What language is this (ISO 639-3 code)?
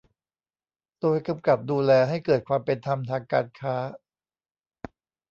tha